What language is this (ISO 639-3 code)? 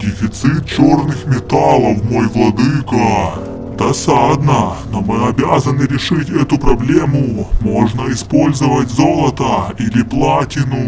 rus